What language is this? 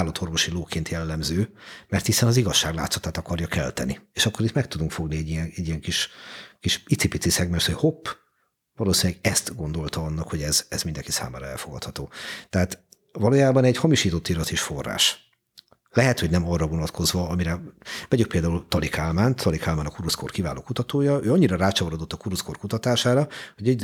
Hungarian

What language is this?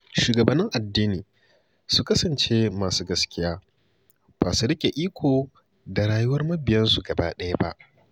Hausa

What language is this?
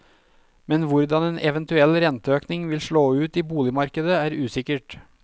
Norwegian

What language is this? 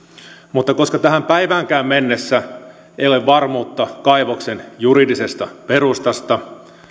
Finnish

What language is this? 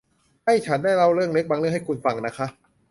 Thai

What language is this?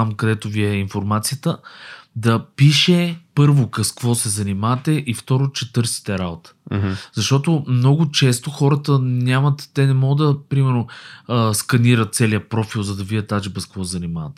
Bulgarian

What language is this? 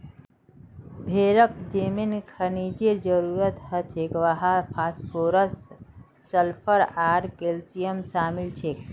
Magahi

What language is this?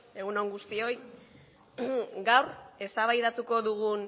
Basque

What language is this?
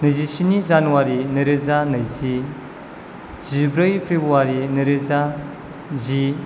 Bodo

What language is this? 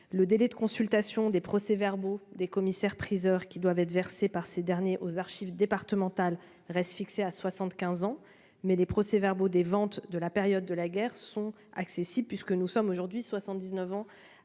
French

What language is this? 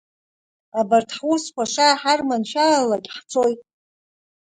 Abkhazian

